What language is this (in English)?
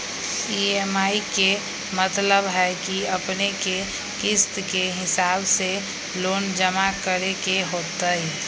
Magahi